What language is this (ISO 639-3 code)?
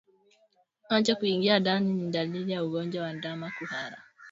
swa